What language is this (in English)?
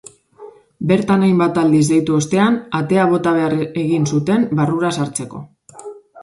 Basque